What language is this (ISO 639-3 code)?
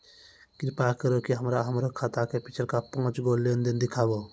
mai